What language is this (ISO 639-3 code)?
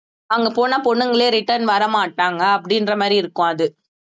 tam